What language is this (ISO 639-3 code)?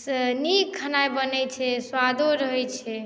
mai